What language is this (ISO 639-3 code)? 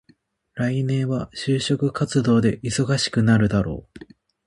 jpn